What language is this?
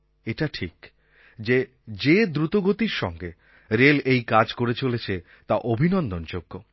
Bangla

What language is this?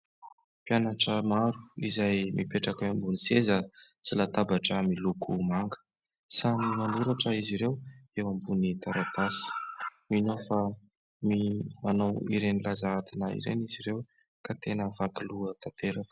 Malagasy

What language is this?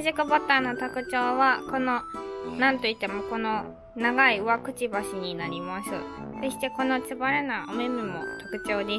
Japanese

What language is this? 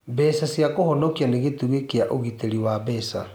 Kikuyu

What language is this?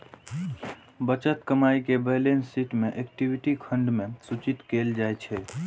Maithili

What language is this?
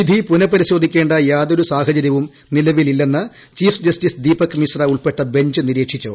Malayalam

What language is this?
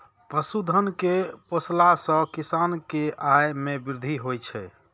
Maithili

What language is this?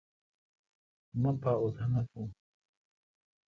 Kalkoti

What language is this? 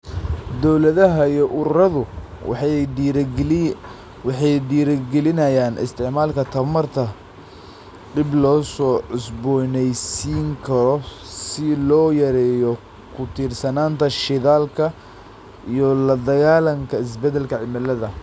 Somali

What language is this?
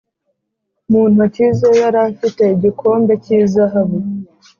Kinyarwanda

